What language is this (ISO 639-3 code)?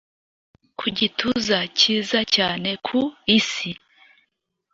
kin